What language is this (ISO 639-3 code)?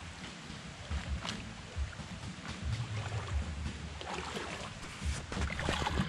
vie